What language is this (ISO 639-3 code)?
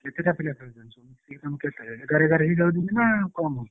ori